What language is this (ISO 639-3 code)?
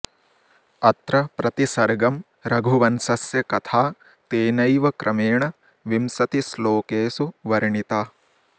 san